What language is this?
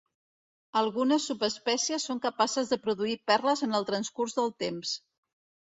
Catalan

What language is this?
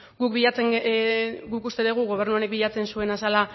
Basque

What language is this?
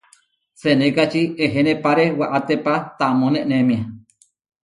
Huarijio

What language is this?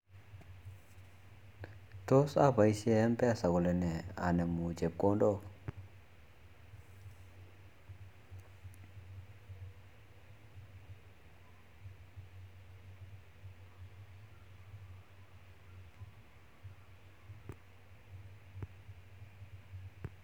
Kalenjin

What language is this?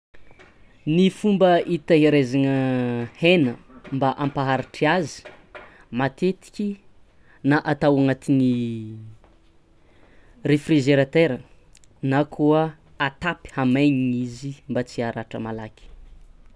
Tsimihety Malagasy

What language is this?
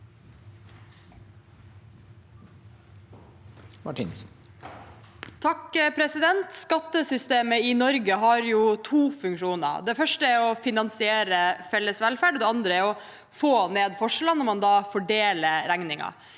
Norwegian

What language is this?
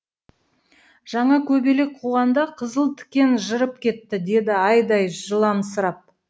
Kazakh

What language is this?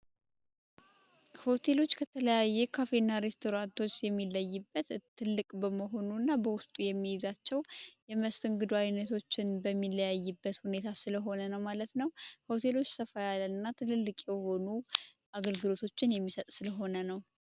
Amharic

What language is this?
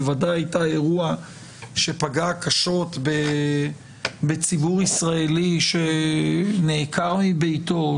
Hebrew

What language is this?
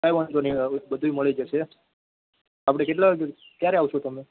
Gujarati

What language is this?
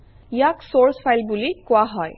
Assamese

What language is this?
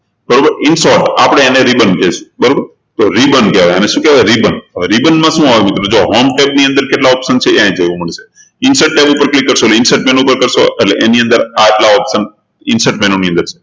Gujarati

